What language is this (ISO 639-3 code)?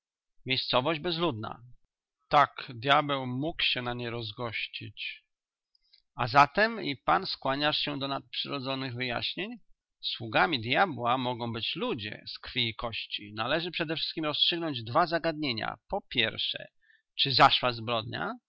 pol